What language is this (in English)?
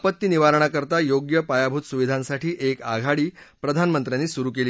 Marathi